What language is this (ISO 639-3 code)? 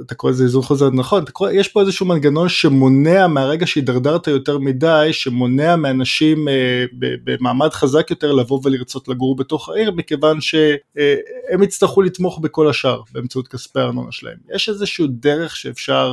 heb